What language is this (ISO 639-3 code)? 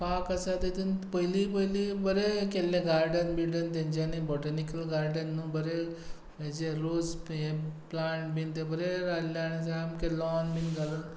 kok